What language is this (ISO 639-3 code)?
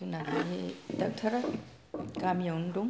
brx